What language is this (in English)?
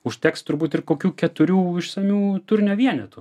Lithuanian